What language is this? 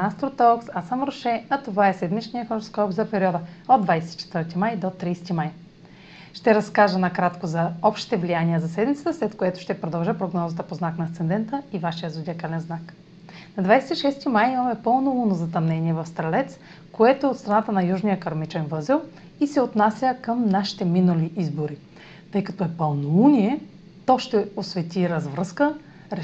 Bulgarian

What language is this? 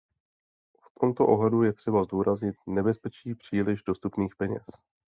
Czech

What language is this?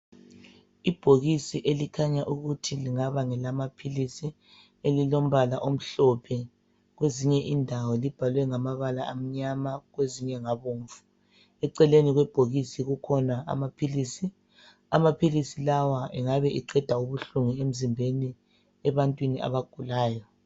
North Ndebele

